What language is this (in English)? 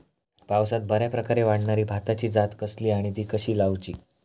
Marathi